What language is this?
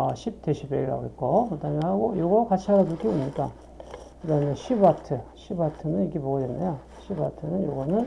Korean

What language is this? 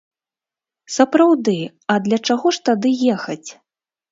Belarusian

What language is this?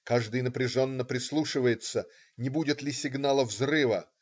Russian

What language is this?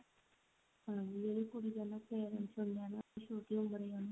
Punjabi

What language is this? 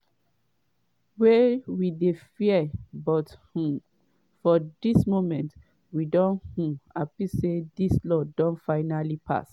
Nigerian Pidgin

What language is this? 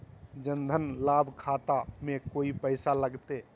Magahi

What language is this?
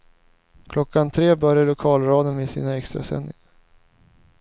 Swedish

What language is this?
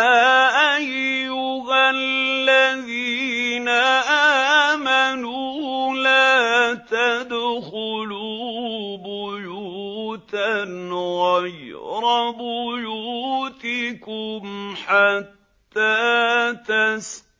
Arabic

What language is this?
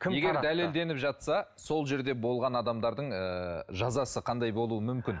Kazakh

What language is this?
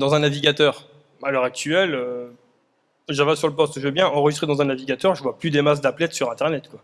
French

